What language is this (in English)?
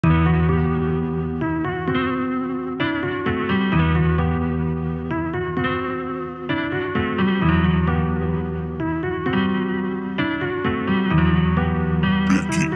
English